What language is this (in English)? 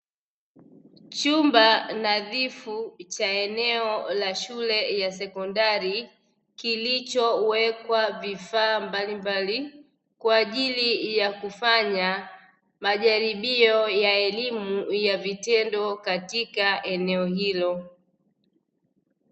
Swahili